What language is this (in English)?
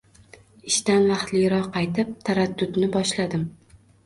Uzbek